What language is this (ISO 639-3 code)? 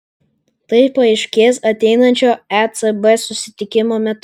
lit